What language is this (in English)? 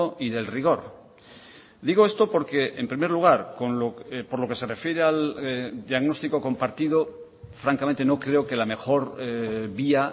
Spanish